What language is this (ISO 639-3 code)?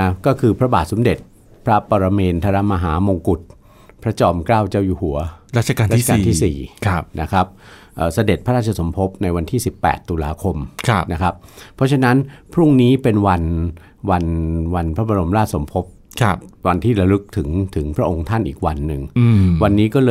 tha